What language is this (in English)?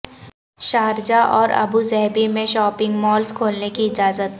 Urdu